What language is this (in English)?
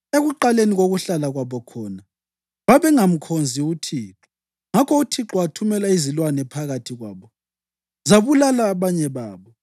North Ndebele